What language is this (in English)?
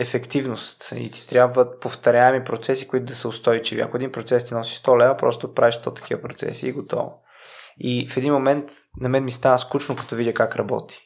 Bulgarian